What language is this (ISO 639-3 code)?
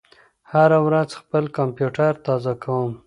pus